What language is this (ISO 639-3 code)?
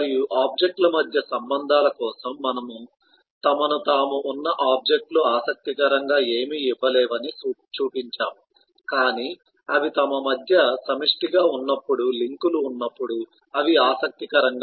tel